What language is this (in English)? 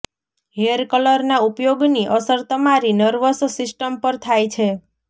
Gujarati